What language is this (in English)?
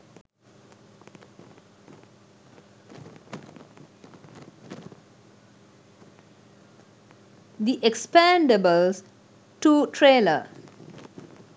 Sinhala